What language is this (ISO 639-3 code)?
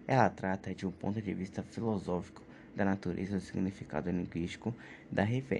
por